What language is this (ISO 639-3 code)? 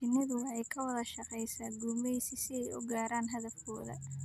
som